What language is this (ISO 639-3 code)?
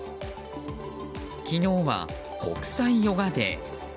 jpn